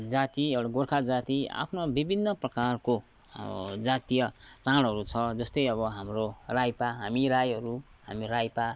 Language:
Nepali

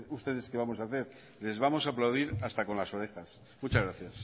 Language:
Spanish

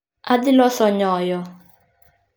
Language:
Luo (Kenya and Tanzania)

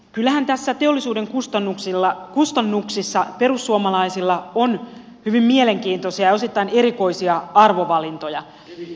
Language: Finnish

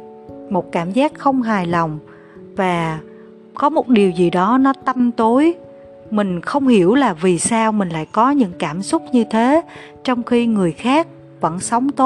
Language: Vietnamese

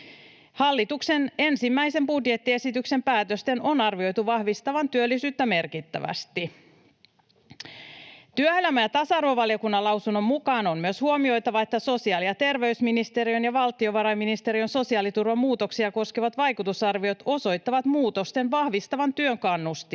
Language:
Finnish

